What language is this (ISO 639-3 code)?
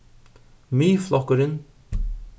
fao